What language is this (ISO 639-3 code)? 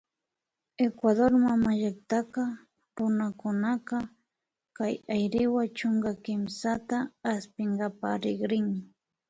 qvi